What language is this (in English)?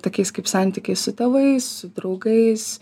Lithuanian